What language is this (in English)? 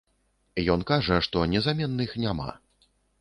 Belarusian